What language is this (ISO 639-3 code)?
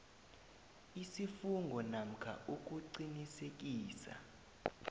nbl